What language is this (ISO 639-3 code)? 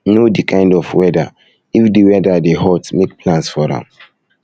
pcm